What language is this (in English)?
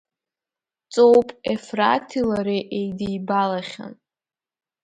Abkhazian